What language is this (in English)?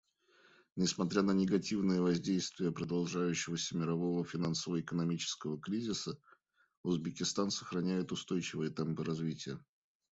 Russian